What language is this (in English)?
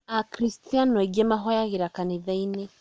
Kikuyu